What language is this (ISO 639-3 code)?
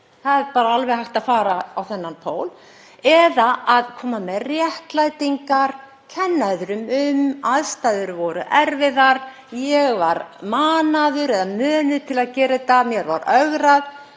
isl